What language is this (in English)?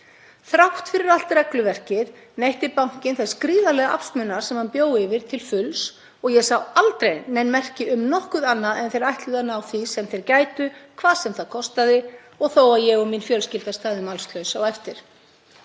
Icelandic